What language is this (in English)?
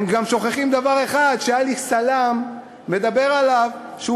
Hebrew